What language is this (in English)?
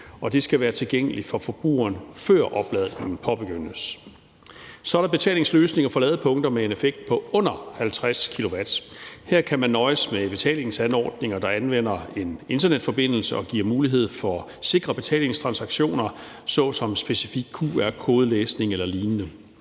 Danish